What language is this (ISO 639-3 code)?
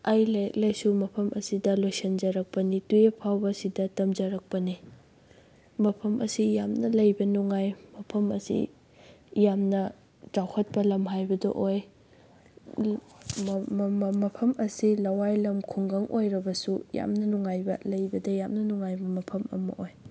mni